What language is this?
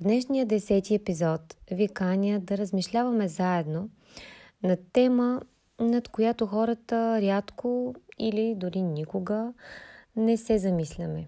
Bulgarian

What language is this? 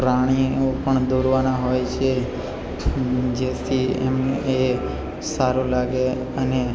Gujarati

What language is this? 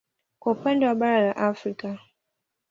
Swahili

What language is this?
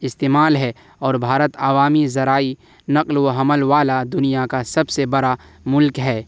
Urdu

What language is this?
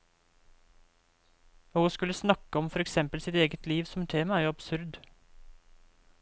Norwegian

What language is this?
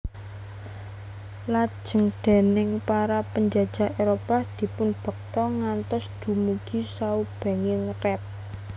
Javanese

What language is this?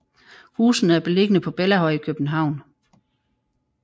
Danish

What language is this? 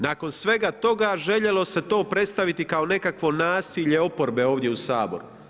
Croatian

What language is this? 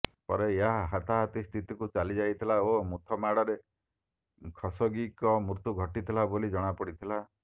Odia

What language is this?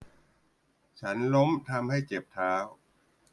Thai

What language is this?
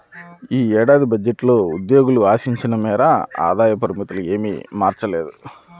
Telugu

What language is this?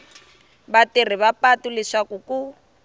Tsonga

